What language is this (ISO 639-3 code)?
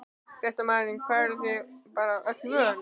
isl